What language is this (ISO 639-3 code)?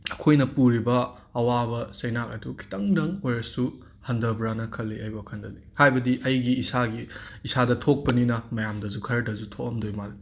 mni